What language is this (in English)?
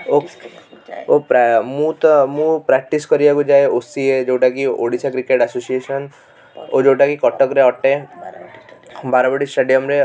Odia